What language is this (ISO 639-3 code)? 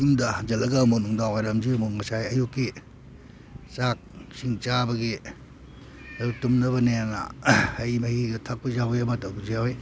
mni